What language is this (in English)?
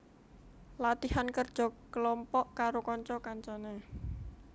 Javanese